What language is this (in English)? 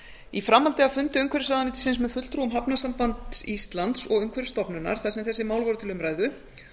Icelandic